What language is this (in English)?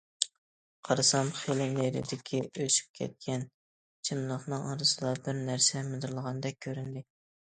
Uyghur